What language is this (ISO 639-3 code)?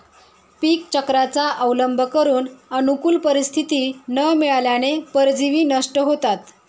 mar